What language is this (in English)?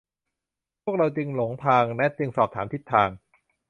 Thai